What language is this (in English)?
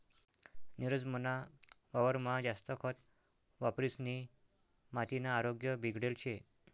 Marathi